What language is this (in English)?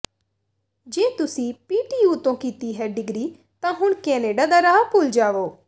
Punjabi